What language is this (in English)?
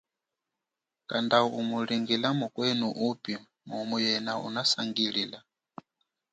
Chokwe